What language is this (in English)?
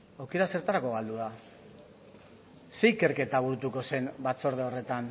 Basque